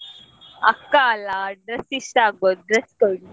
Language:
Kannada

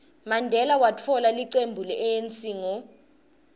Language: Swati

